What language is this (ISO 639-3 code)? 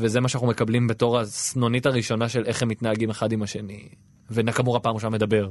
heb